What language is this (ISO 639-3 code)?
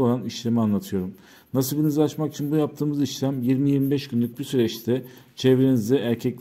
tur